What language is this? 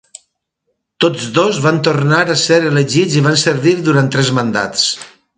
Catalan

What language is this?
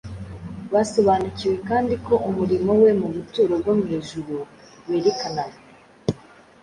Kinyarwanda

